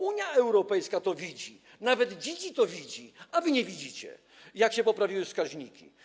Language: Polish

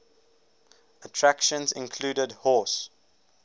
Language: English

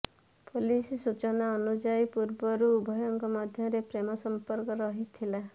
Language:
Odia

